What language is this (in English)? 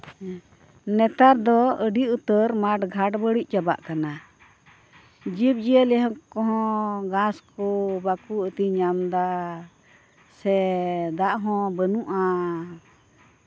Santali